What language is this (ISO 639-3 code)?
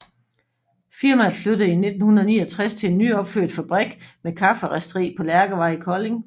dan